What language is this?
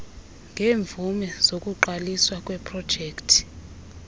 Xhosa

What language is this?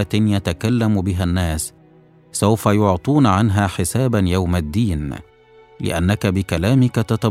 Arabic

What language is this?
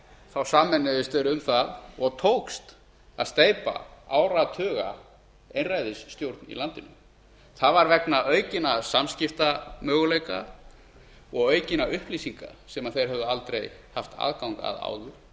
Icelandic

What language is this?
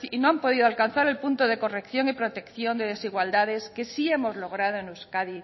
Spanish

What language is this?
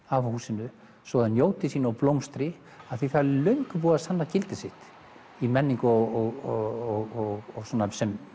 Icelandic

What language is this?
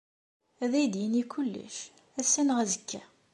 Kabyle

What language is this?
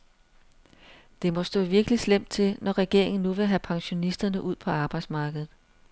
Danish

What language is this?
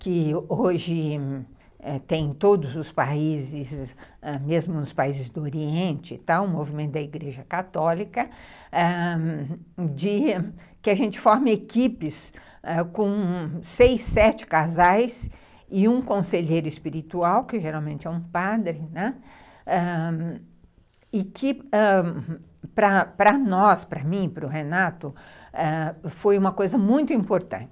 Portuguese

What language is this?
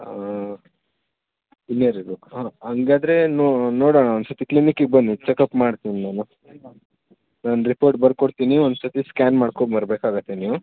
Kannada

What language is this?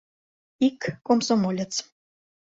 Mari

